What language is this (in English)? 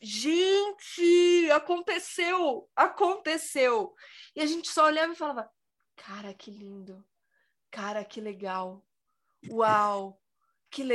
Portuguese